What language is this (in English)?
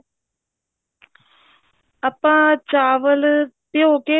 Punjabi